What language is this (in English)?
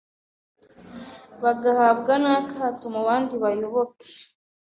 Kinyarwanda